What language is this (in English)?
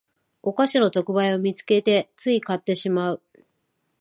Japanese